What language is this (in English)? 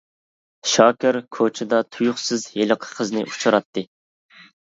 Uyghur